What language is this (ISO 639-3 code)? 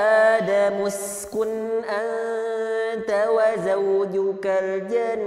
ind